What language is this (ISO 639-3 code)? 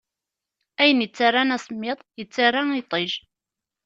kab